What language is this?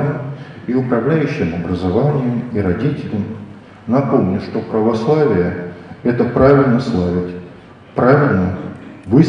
Russian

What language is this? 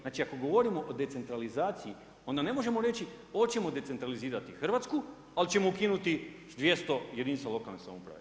Croatian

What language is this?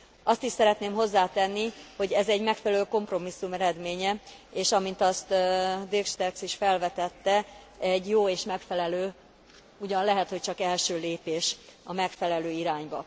Hungarian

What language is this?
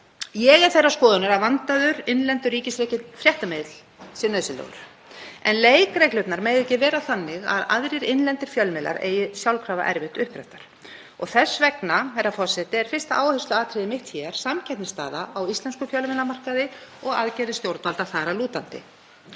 Icelandic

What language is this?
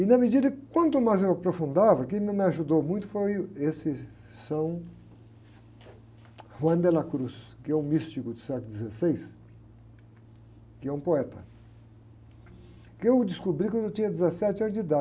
Portuguese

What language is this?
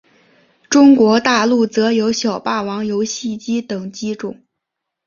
Chinese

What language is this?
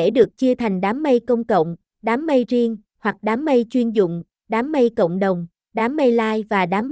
Vietnamese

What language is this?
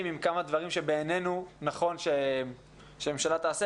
Hebrew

